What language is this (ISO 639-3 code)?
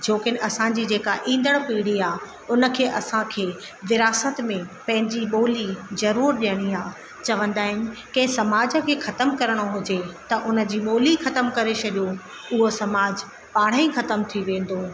snd